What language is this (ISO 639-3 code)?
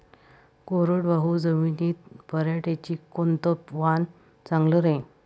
mar